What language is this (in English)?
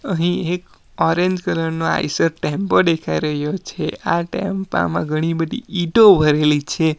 Gujarati